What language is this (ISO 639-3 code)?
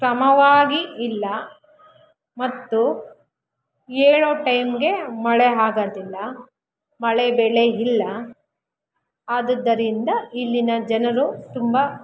kan